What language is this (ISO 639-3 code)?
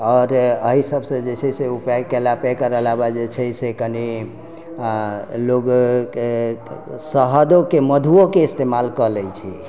mai